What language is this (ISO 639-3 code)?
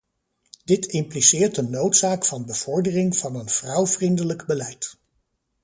nld